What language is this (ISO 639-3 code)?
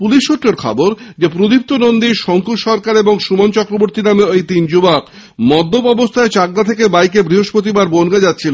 ben